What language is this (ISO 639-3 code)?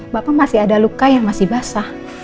ind